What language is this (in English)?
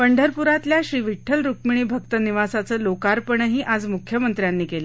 Marathi